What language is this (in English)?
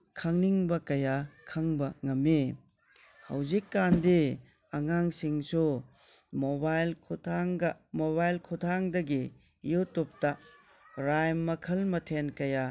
Manipuri